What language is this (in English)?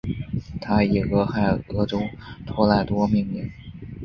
Chinese